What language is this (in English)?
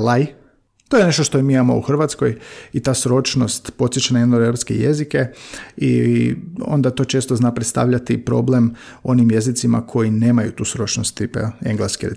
Croatian